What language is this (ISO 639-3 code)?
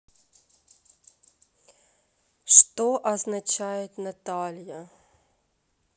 rus